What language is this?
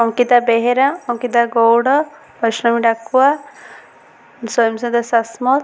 Odia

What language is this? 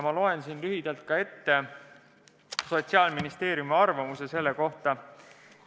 Estonian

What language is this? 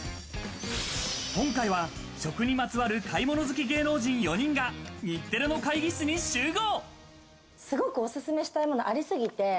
Japanese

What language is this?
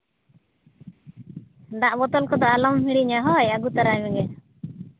Santali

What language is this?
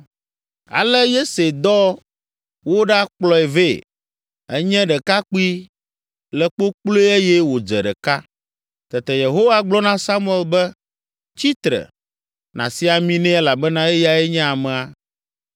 Ewe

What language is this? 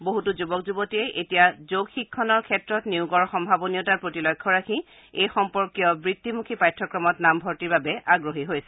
Assamese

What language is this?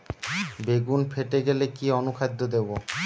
Bangla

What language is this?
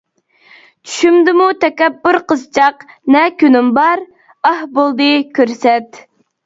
Uyghur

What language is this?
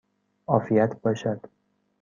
Persian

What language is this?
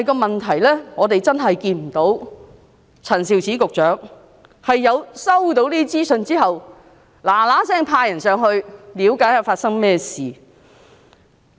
Cantonese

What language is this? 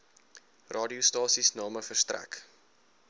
Afrikaans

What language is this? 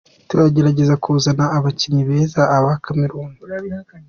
Kinyarwanda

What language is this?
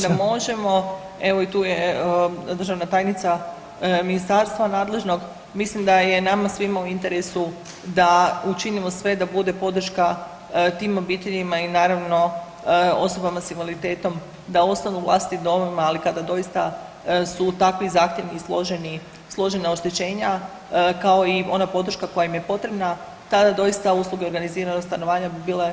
Croatian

